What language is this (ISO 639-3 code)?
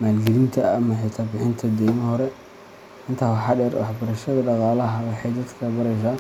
som